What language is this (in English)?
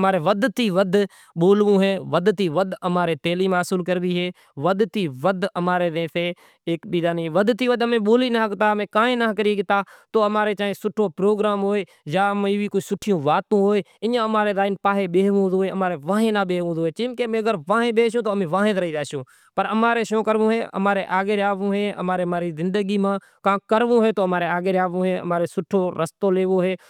Kachi Koli